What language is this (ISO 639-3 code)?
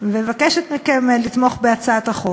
heb